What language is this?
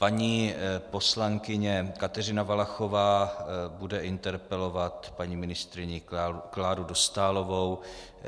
Czech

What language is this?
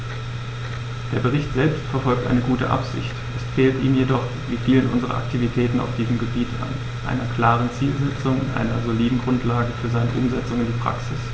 German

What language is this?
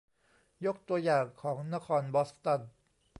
Thai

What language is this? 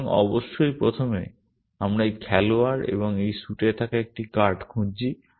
Bangla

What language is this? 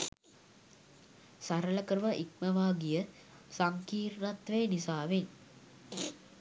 Sinhala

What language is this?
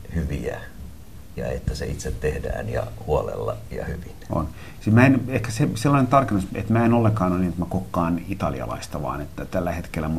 Finnish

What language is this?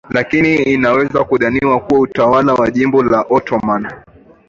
Swahili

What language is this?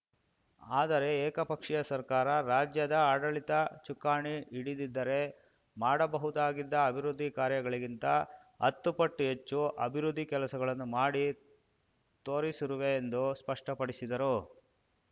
Kannada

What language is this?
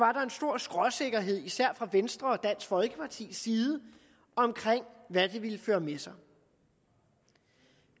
Danish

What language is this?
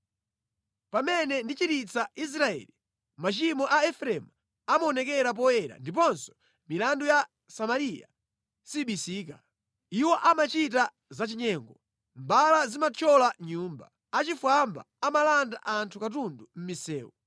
Nyanja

